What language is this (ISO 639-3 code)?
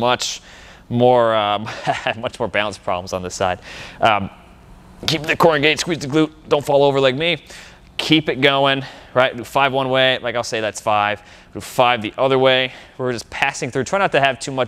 eng